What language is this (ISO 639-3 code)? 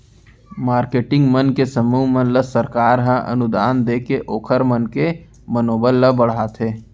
hne